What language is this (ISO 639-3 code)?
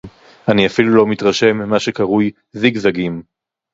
heb